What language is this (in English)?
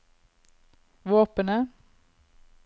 Norwegian